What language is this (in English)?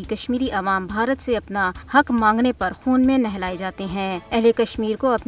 Urdu